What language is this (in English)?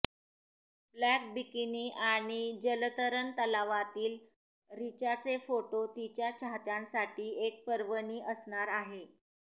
Marathi